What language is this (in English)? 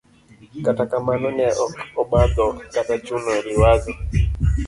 Luo (Kenya and Tanzania)